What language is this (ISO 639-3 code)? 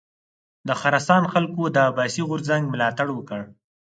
pus